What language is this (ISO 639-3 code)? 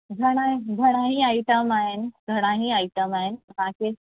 snd